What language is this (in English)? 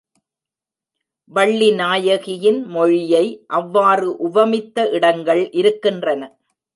Tamil